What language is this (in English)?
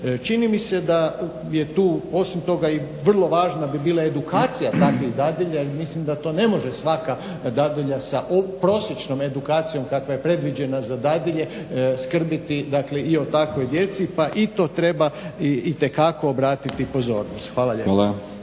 Croatian